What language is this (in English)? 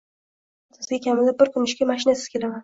Uzbek